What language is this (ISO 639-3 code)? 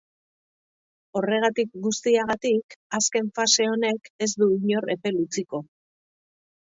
eus